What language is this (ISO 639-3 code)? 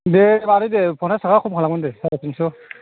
brx